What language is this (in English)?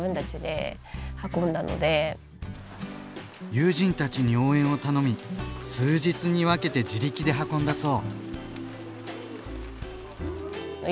Japanese